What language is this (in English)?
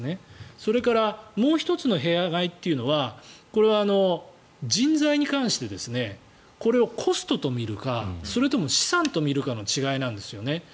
Japanese